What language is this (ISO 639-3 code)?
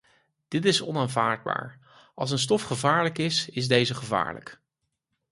nld